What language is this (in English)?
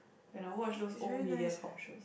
English